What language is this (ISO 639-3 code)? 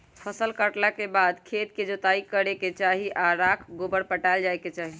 mag